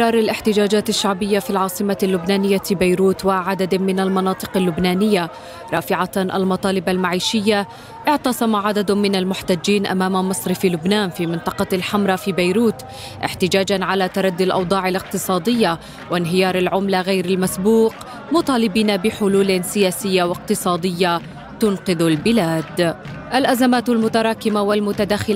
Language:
Arabic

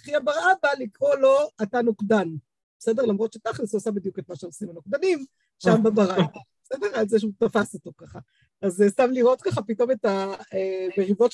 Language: Hebrew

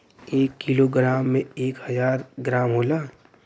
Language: Bhojpuri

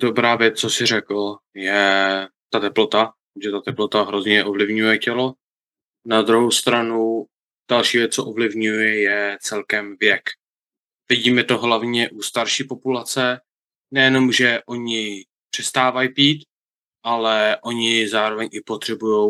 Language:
Czech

